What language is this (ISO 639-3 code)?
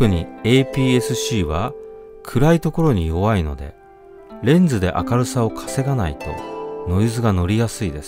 jpn